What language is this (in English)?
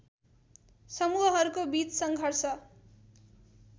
Nepali